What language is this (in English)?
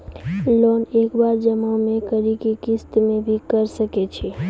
Maithili